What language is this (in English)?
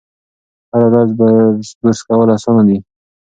Pashto